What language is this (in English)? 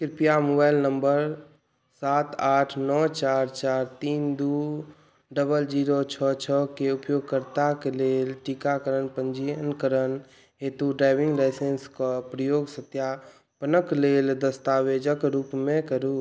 Maithili